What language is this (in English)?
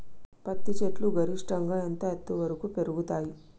Telugu